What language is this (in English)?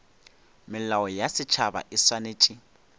Northern Sotho